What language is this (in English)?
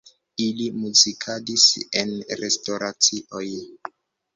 Esperanto